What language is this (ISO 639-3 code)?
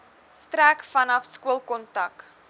afr